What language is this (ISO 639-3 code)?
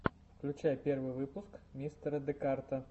rus